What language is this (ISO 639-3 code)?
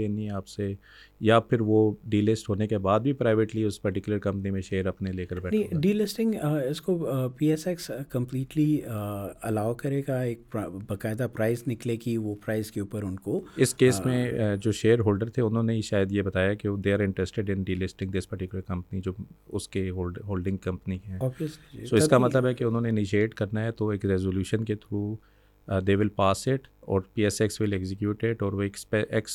urd